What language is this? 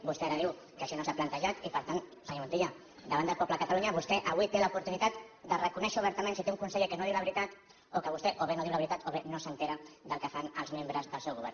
Catalan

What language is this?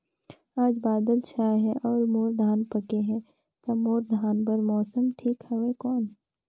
Chhattisgarhi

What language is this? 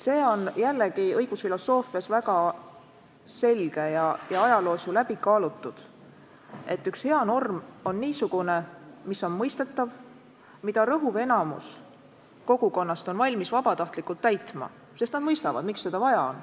Estonian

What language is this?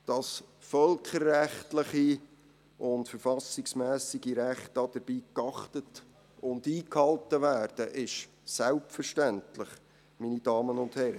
Swiss German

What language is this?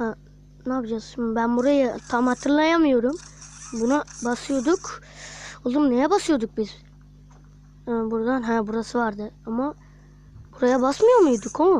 Turkish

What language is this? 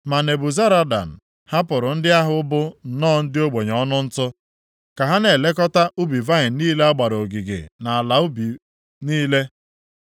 Igbo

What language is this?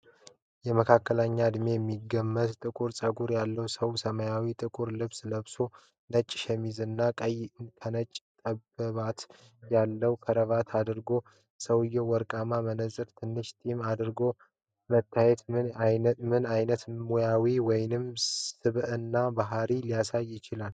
Amharic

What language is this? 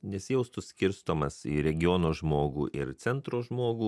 Lithuanian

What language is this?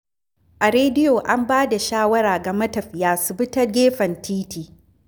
Hausa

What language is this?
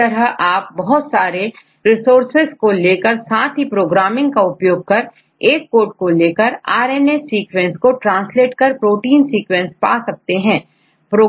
Hindi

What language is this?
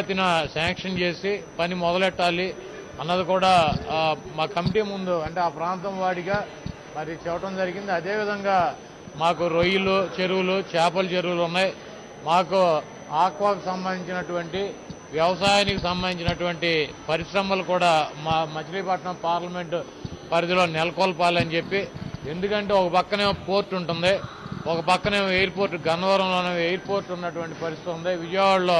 Telugu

